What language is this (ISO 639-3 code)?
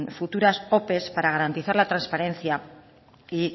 spa